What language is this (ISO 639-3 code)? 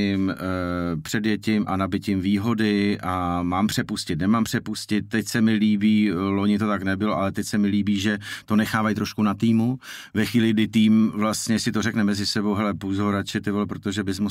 ces